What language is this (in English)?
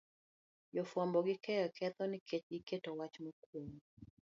Luo (Kenya and Tanzania)